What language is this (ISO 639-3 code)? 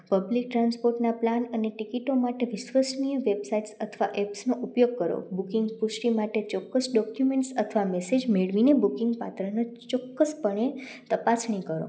guj